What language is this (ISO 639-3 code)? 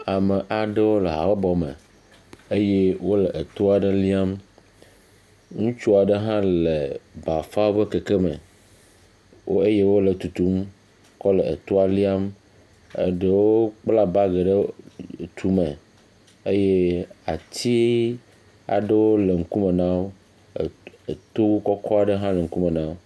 ewe